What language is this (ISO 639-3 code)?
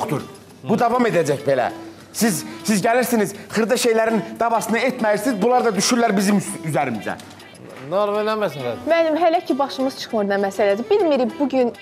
tur